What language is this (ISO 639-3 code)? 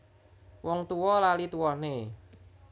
jav